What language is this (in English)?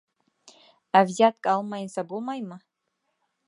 Bashkir